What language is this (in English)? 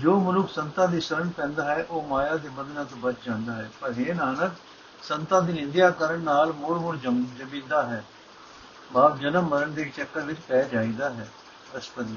Punjabi